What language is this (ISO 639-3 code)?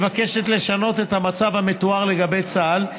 heb